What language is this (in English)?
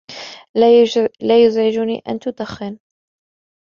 Arabic